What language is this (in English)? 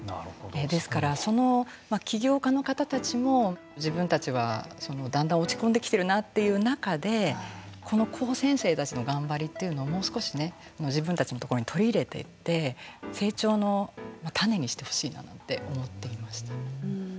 Japanese